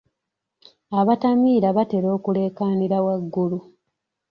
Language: Ganda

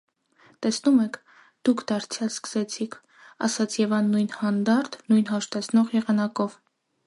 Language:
Armenian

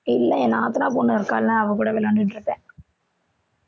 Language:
Tamil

